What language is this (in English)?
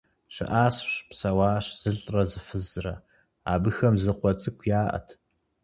Kabardian